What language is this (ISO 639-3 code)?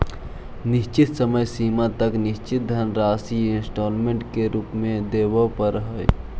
mag